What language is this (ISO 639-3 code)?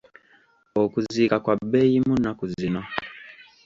lug